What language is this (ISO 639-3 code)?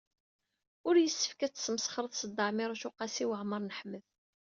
kab